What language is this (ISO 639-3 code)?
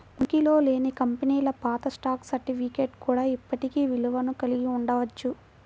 tel